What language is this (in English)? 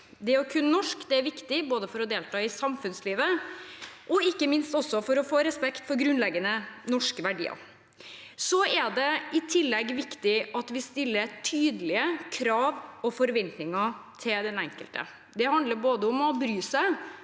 Norwegian